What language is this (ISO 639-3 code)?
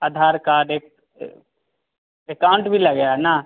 hin